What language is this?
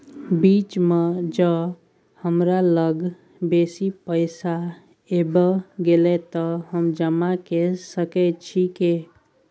Maithili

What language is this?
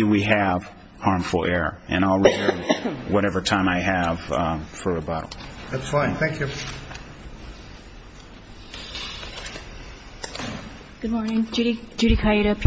English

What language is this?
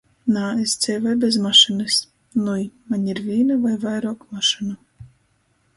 Latgalian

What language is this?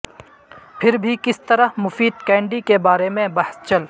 Urdu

